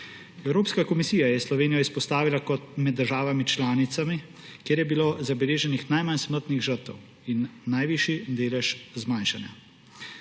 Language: Slovenian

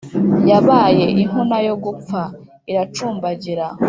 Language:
Kinyarwanda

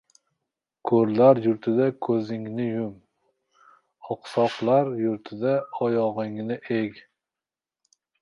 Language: Uzbek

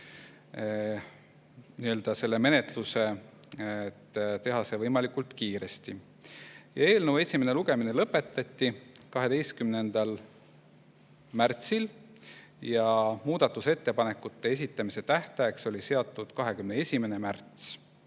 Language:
Estonian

